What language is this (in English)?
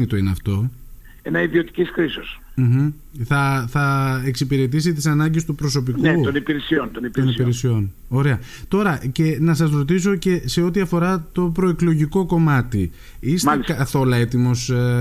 Greek